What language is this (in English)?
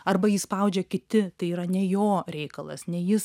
Lithuanian